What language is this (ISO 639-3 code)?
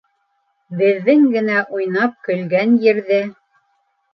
bak